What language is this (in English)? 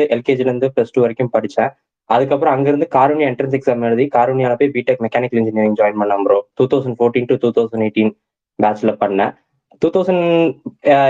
Tamil